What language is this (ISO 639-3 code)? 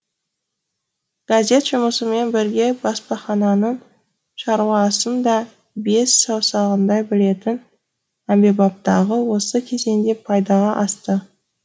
kaz